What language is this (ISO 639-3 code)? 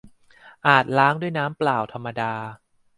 tha